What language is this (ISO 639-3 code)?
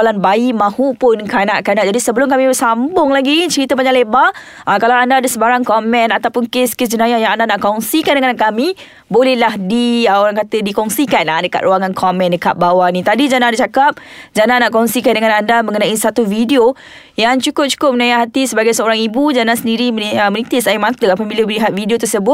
msa